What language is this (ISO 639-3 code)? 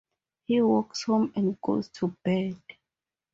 eng